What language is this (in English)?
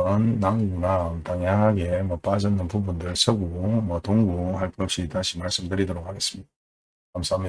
Korean